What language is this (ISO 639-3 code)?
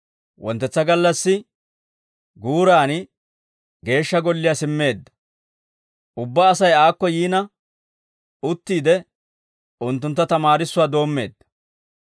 dwr